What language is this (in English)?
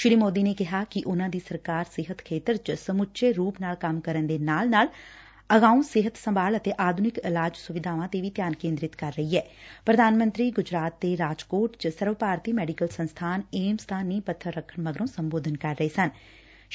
Punjabi